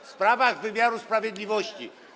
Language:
Polish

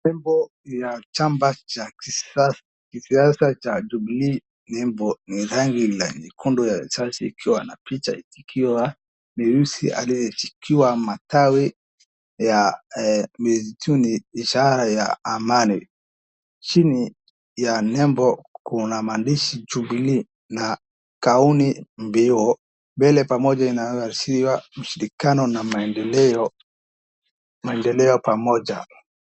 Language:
Swahili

